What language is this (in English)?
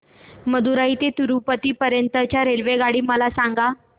Marathi